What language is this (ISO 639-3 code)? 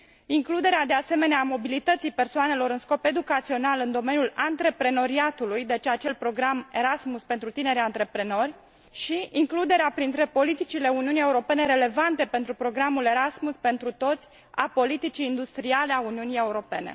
ron